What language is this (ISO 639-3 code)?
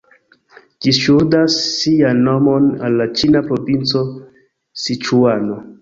epo